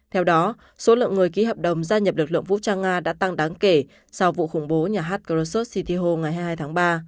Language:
Vietnamese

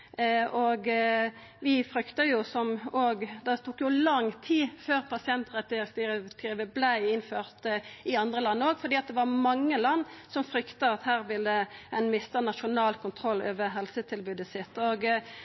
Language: Norwegian Nynorsk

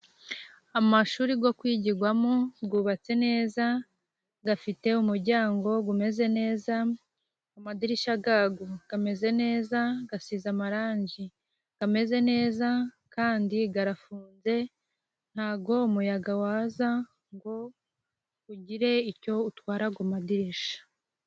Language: Kinyarwanda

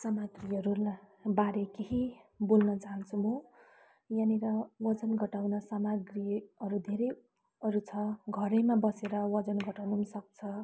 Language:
Nepali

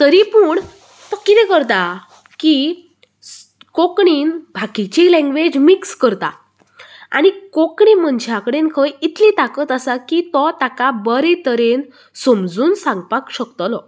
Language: Konkani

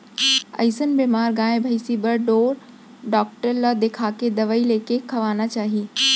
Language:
Chhattisgarhi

